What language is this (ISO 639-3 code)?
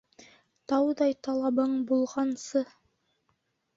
bak